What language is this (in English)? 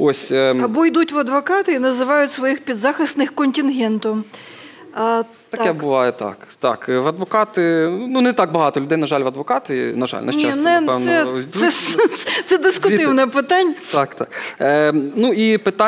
Ukrainian